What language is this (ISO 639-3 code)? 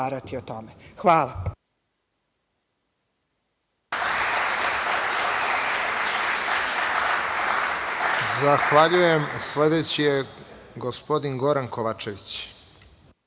srp